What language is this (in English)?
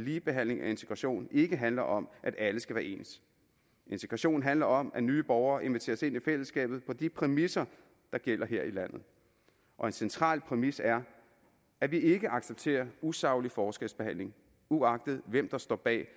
Danish